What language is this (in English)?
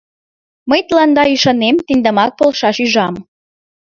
Mari